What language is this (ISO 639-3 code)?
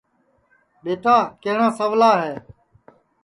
ssi